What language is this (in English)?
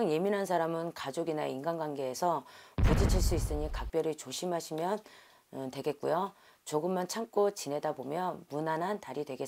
Korean